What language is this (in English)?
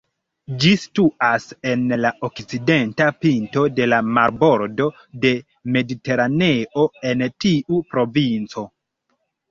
Esperanto